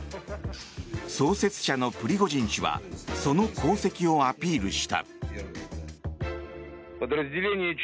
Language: Japanese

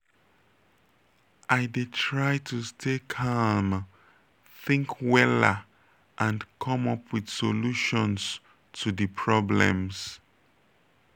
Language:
Nigerian Pidgin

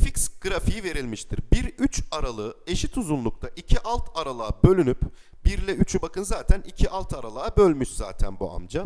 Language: Turkish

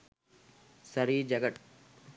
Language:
Sinhala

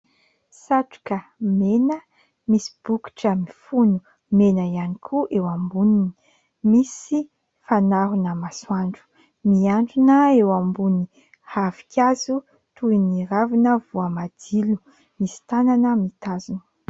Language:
Malagasy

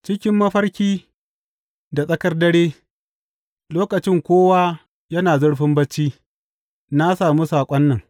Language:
Hausa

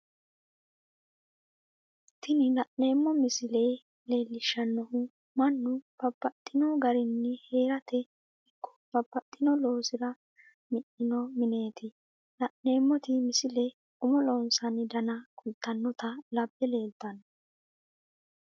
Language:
Sidamo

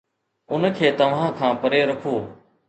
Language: Sindhi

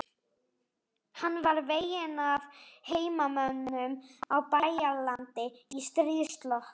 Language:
Icelandic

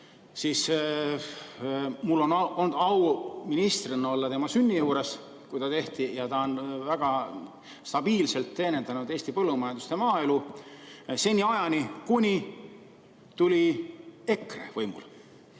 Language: Estonian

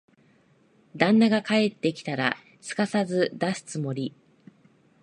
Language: Japanese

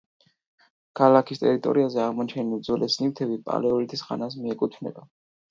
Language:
Georgian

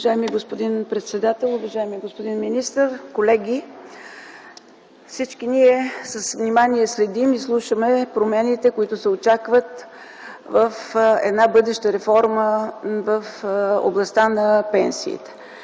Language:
Bulgarian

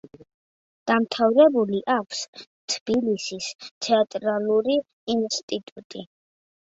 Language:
Georgian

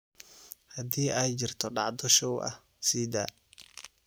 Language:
Somali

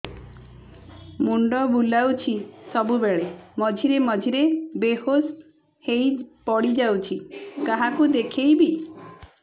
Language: Odia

